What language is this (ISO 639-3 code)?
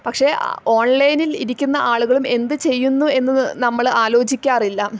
mal